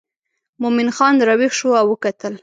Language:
Pashto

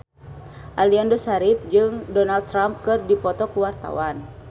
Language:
Sundanese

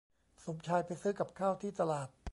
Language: Thai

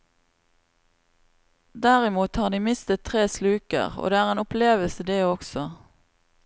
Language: Norwegian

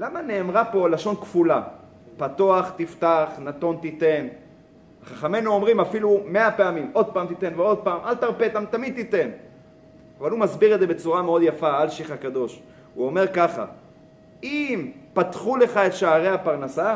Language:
Hebrew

